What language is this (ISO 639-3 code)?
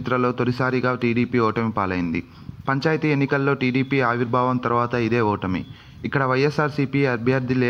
ron